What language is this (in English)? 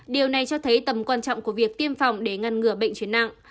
Vietnamese